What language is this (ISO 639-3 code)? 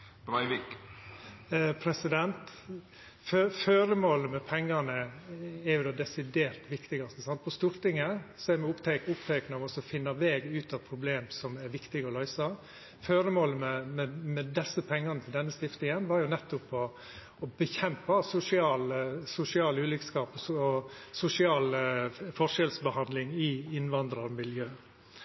nno